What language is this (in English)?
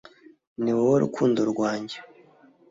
Kinyarwanda